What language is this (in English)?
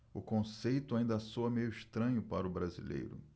Portuguese